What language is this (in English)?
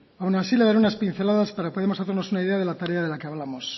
Spanish